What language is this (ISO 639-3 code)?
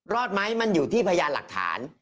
tha